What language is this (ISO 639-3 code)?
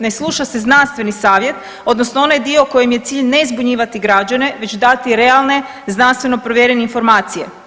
hrv